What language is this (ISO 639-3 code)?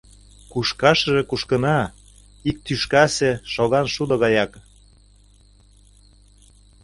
chm